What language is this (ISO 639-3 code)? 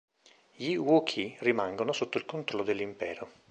ita